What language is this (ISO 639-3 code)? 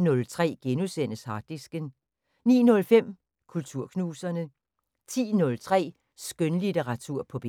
dan